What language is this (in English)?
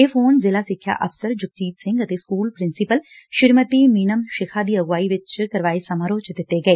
Punjabi